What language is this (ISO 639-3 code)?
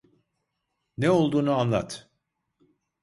tur